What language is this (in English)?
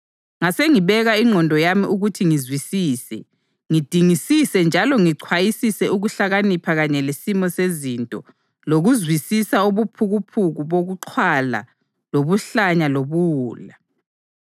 North Ndebele